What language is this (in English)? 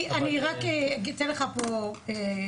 Hebrew